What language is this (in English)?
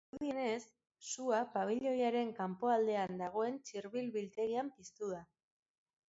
Basque